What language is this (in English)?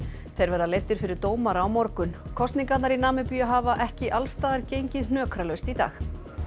Icelandic